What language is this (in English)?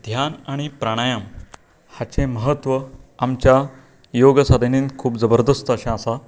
Konkani